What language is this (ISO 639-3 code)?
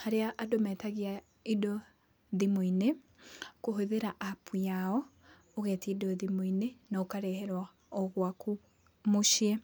kik